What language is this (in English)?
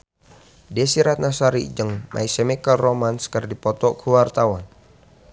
Sundanese